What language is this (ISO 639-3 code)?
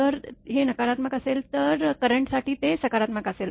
mar